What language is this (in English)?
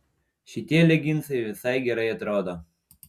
Lithuanian